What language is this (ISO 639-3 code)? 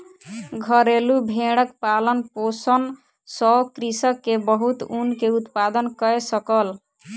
mai